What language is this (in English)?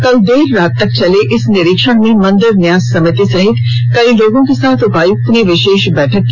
Hindi